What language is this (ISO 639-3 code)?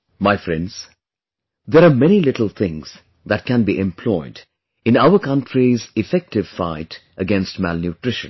eng